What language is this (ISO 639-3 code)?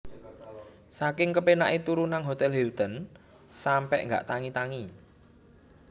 jav